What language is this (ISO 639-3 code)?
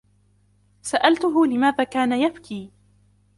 ara